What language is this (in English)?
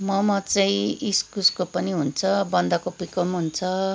Nepali